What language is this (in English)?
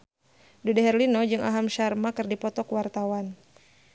Sundanese